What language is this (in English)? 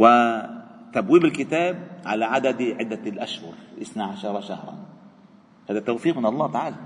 Arabic